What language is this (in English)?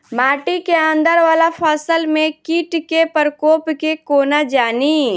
Maithili